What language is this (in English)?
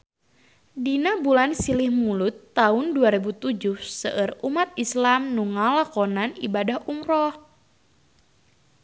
Sundanese